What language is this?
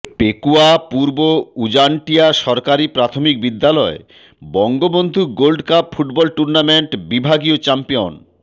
Bangla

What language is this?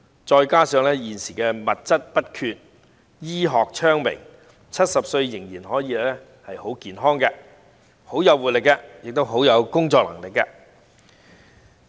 Cantonese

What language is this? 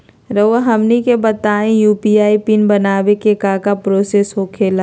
Magahi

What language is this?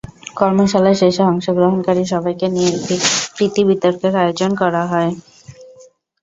Bangla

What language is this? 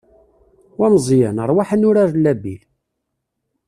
Kabyle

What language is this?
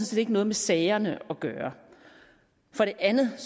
Danish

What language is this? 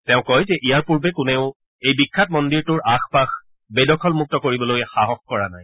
Assamese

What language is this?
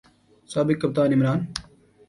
Urdu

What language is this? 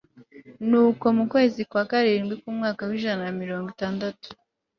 Kinyarwanda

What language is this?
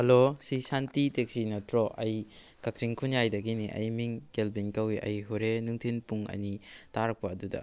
Manipuri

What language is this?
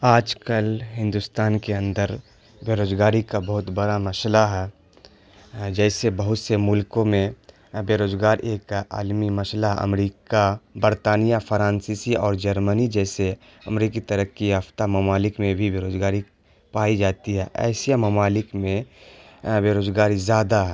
Urdu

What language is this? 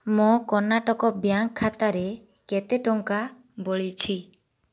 Odia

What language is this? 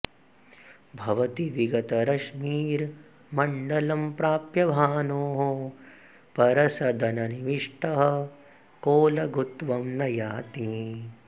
Sanskrit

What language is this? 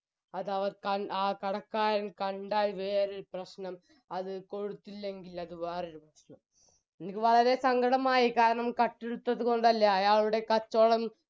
Malayalam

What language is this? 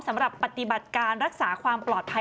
Thai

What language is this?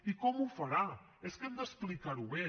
Catalan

